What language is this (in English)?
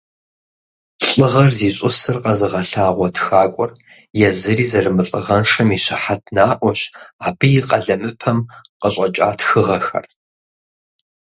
Kabardian